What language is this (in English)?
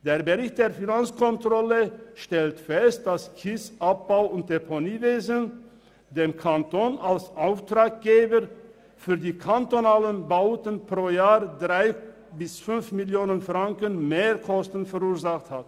Swiss German